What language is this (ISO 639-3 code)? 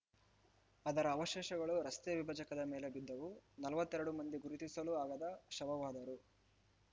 kan